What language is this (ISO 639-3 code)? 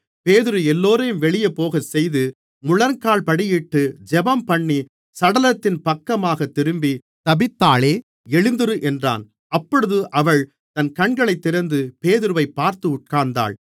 tam